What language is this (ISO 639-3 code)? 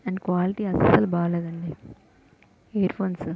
tel